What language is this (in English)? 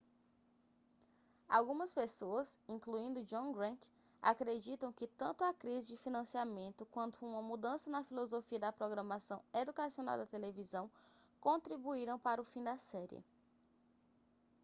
Portuguese